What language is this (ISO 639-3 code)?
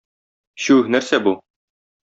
tat